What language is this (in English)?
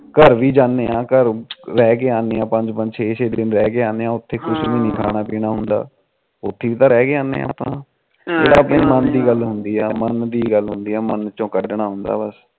Punjabi